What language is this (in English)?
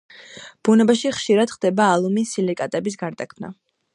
Georgian